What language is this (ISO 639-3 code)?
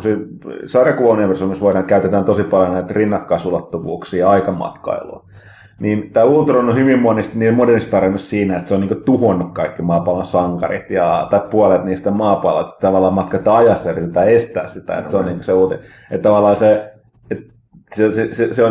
fin